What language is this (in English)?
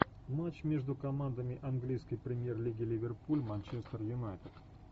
Russian